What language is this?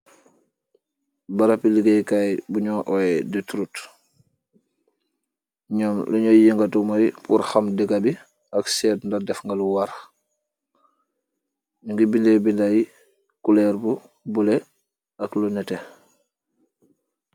Wolof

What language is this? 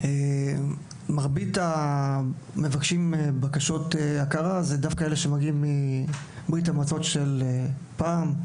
Hebrew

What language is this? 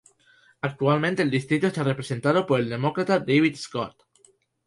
Spanish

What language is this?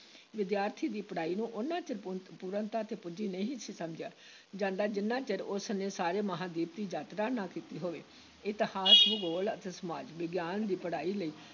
Punjabi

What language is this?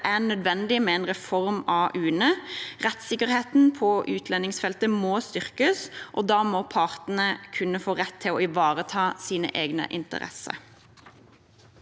Norwegian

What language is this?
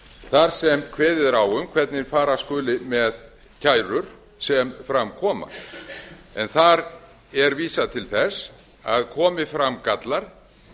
Icelandic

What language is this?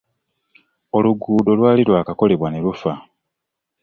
Ganda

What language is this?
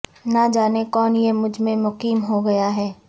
Urdu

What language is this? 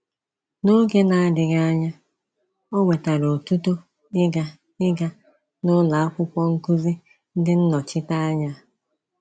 Igbo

